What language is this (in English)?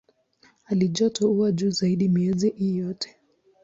Swahili